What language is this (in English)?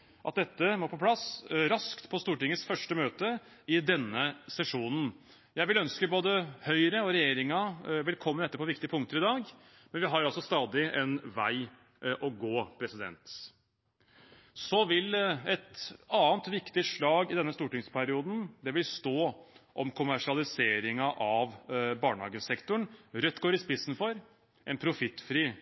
Norwegian Bokmål